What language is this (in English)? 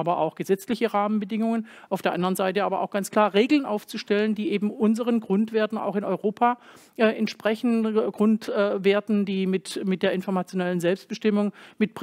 German